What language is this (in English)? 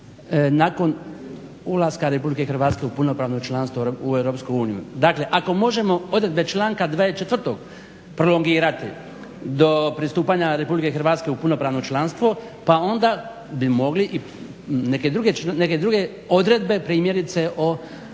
Croatian